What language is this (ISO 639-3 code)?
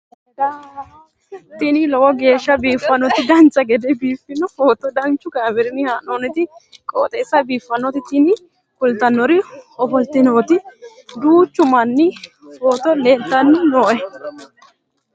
sid